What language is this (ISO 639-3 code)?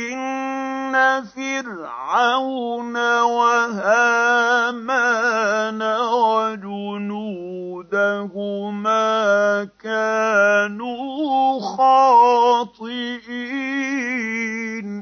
ara